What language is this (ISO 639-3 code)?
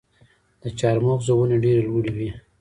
pus